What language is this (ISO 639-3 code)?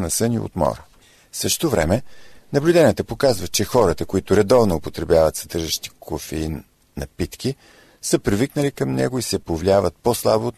bul